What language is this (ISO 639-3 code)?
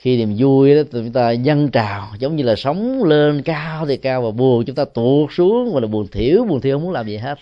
vie